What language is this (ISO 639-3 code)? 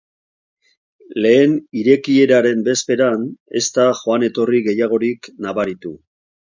eus